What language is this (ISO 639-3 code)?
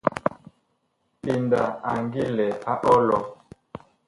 bkh